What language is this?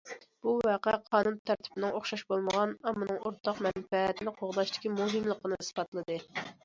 Uyghur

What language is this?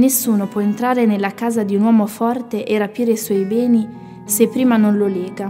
Italian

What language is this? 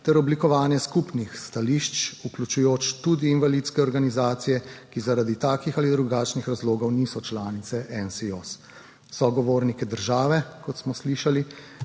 Slovenian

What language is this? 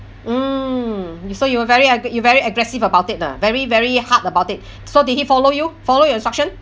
English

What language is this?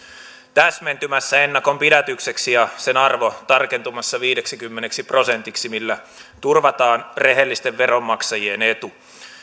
Finnish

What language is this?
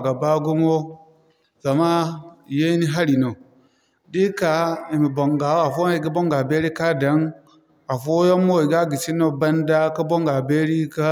Zarma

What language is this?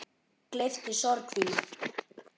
Icelandic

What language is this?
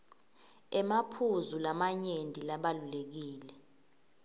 Swati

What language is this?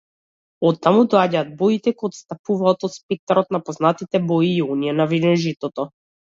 Macedonian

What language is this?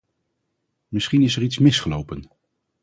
Dutch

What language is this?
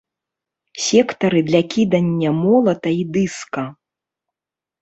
Belarusian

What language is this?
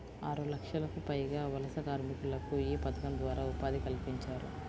Telugu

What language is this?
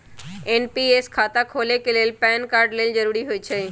Magahi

